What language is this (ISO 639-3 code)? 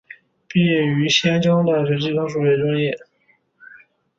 zho